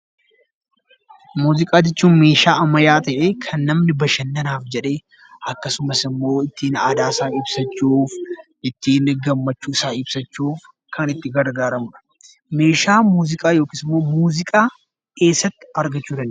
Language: Oromo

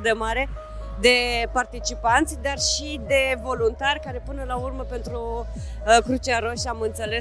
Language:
Romanian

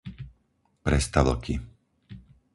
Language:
Slovak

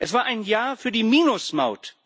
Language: German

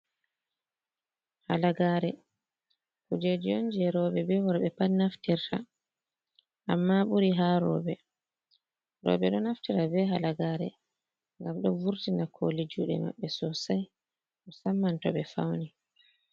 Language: Fula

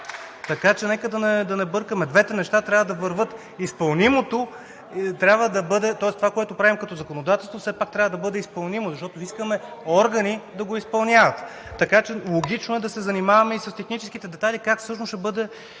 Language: Bulgarian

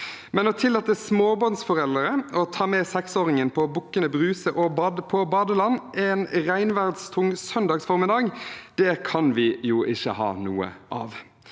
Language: Norwegian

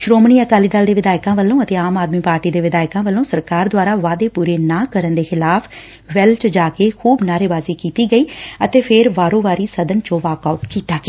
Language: Punjabi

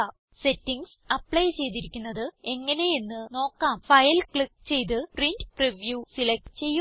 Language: Malayalam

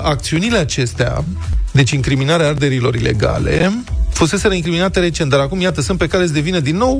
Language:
Romanian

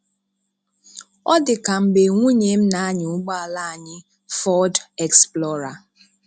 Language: Igbo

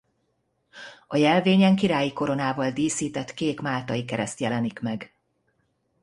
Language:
Hungarian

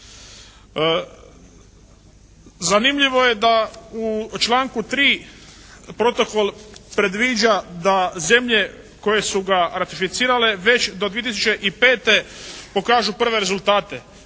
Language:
Croatian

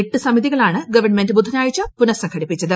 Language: Malayalam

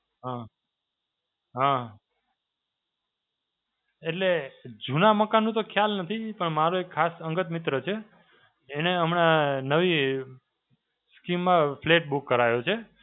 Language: Gujarati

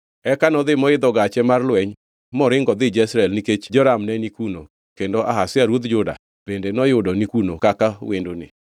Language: Luo (Kenya and Tanzania)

